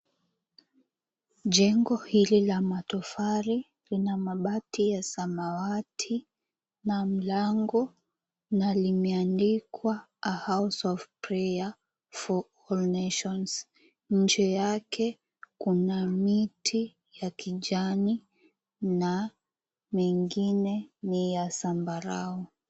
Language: Swahili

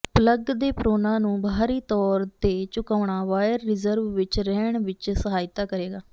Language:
Punjabi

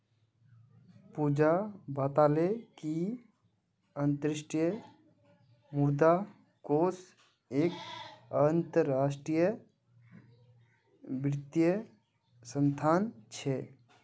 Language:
Magahi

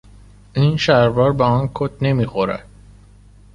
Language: Persian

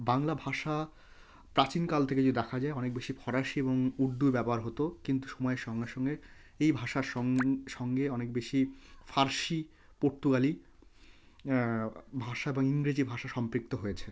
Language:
Bangla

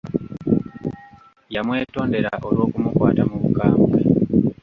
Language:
Ganda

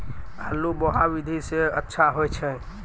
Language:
Maithili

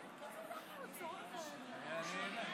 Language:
Hebrew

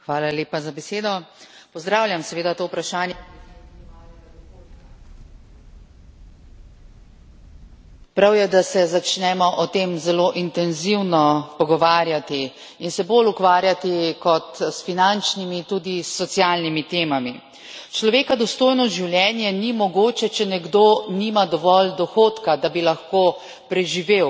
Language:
Slovenian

